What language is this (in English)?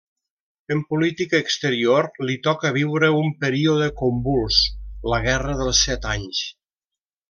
Catalan